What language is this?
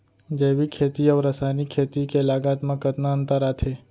Chhattisgarhi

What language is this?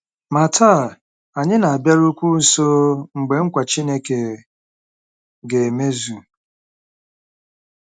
Igbo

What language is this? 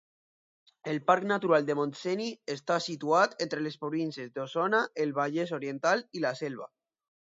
Catalan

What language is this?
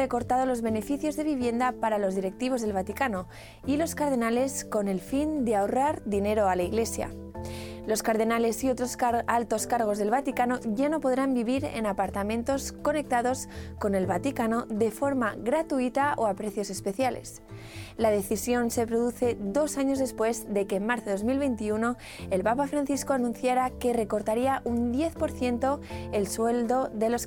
Spanish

